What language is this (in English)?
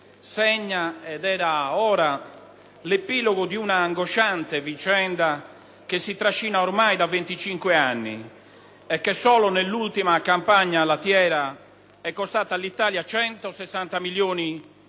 Italian